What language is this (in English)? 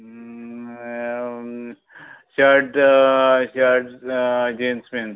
Konkani